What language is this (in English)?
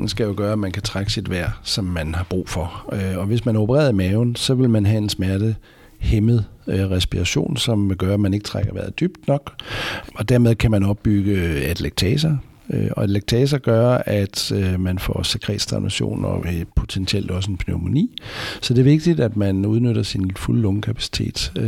Danish